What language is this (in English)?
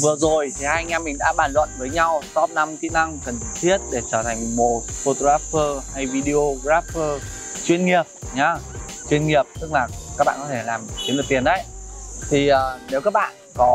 Vietnamese